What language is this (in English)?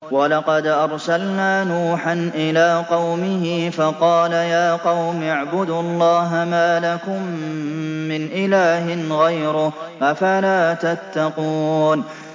Arabic